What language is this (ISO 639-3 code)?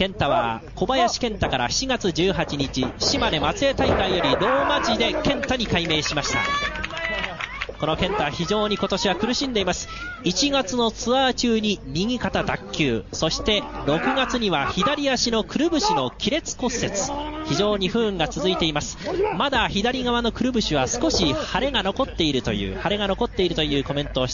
jpn